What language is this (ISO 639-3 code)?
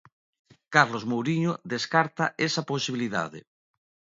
glg